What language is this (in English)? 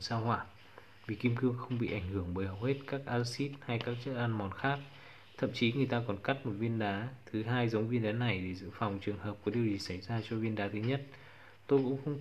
Vietnamese